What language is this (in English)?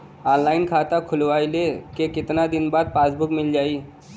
Bhojpuri